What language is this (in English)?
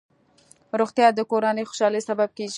Pashto